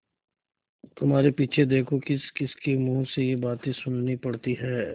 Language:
Hindi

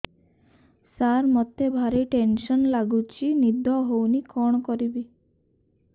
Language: Odia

